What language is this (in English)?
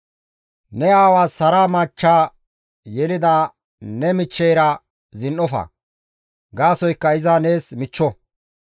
Gamo